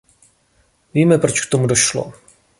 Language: Czech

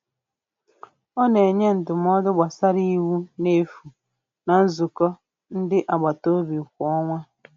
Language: Igbo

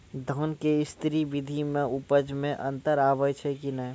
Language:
Maithili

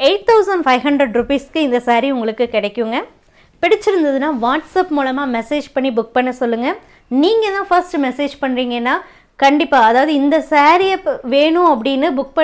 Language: Tamil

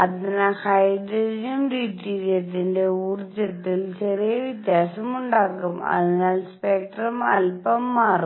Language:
Malayalam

